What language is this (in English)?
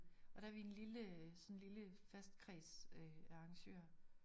Danish